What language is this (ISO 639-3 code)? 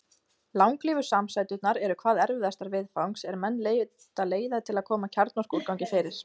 isl